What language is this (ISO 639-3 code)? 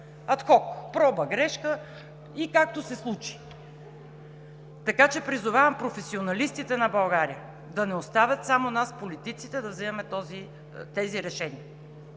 bul